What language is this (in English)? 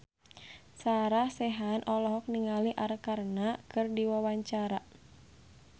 Sundanese